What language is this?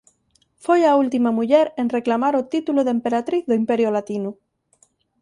Galician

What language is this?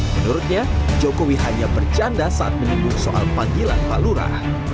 Indonesian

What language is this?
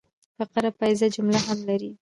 Pashto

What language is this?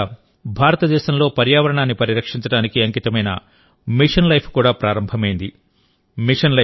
Telugu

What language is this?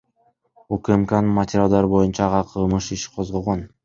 Kyrgyz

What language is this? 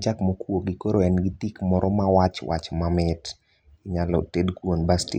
Luo (Kenya and Tanzania)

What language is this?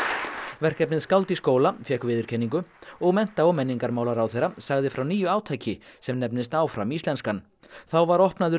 Icelandic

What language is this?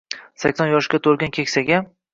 Uzbek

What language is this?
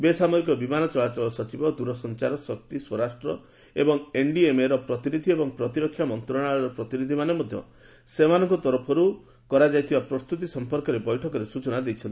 Odia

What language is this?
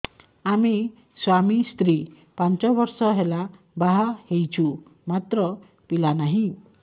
Odia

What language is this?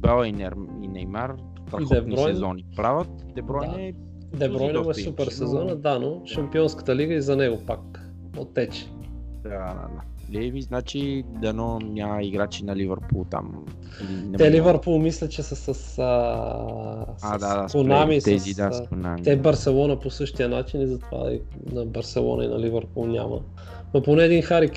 Bulgarian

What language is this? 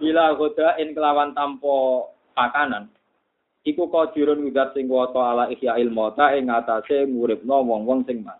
Indonesian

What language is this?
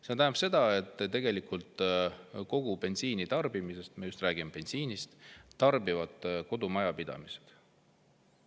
Estonian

